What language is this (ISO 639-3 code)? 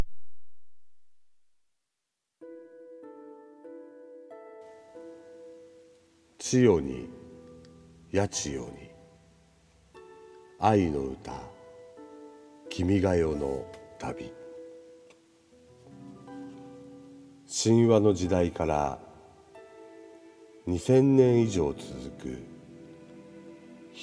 jpn